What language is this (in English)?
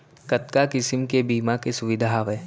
Chhattisgarhi